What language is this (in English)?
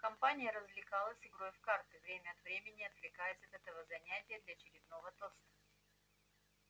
Russian